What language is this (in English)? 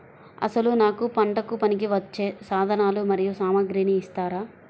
Telugu